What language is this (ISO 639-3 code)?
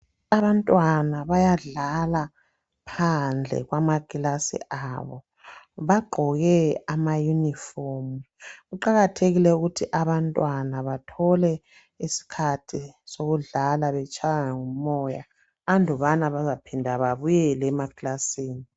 nde